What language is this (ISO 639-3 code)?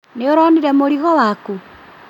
kik